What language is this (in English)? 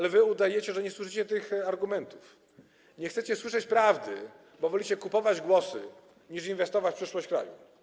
Polish